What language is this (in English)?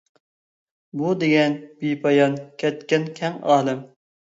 Uyghur